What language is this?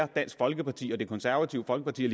Danish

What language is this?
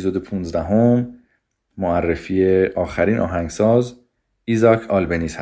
Persian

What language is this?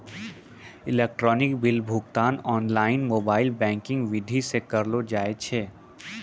Maithili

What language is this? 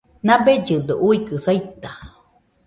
Nüpode Huitoto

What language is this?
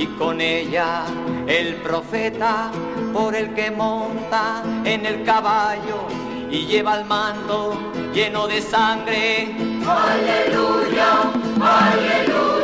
Spanish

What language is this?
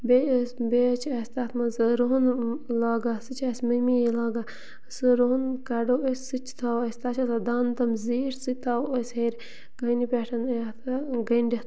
Kashmiri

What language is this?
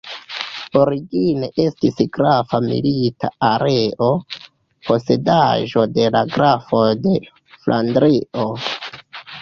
Esperanto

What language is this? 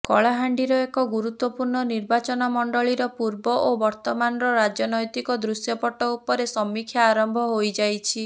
Odia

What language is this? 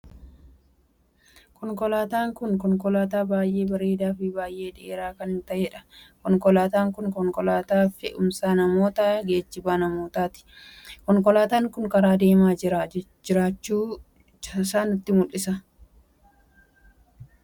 Oromo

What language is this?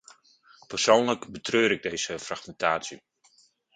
Dutch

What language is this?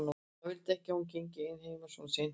Icelandic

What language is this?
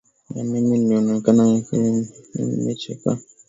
Swahili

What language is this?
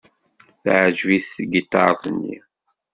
Kabyle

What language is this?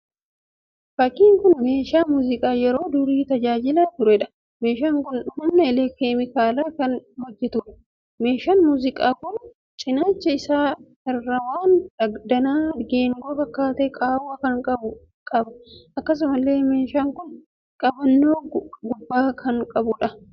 Oromo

